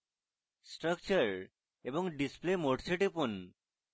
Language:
Bangla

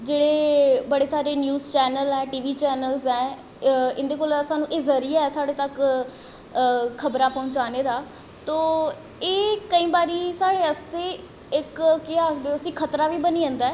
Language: Dogri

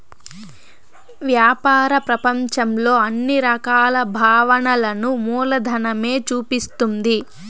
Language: Telugu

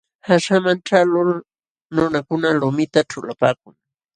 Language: Jauja Wanca Quechua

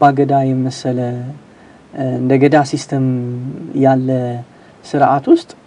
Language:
Arabic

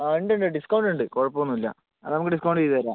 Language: Malayalam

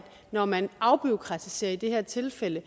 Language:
Danish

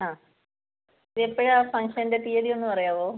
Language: Malayalam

